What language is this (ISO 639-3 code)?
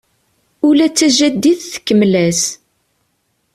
kab